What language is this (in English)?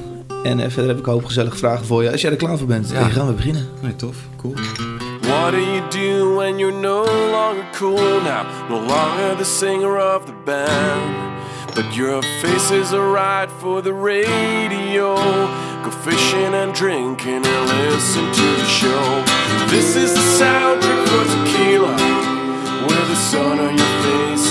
Dutch